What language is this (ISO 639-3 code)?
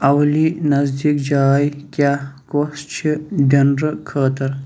kas